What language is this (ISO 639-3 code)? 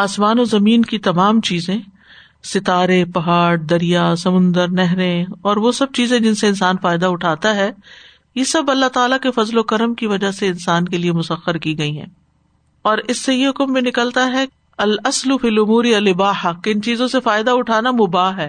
urd